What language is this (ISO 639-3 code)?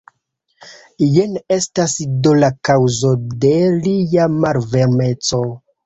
epo